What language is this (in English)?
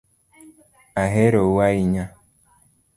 Luo (Kenya and Tanzania)